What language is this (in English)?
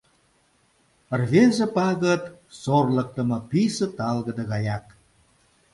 Mari